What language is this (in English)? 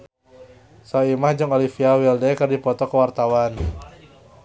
Sundanese